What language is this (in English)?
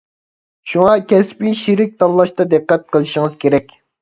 Uyghur